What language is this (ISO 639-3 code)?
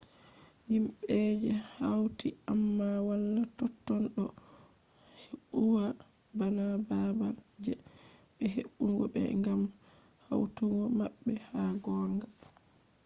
ful